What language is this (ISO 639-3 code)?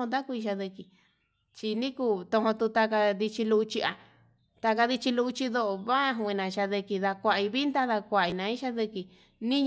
mab